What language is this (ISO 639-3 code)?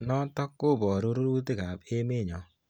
kln